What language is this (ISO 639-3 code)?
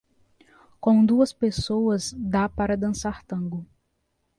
por